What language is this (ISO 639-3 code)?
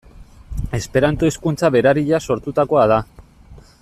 eus